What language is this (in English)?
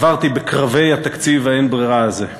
Hebrew